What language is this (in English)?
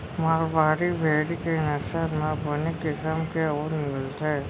Chhattisgarhi